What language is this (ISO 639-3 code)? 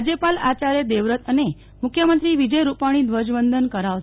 guj